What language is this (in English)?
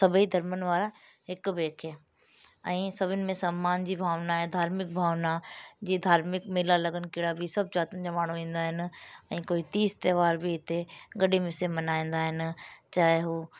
Sindhi